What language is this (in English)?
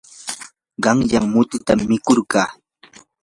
Yanahuanca Pasco Quechua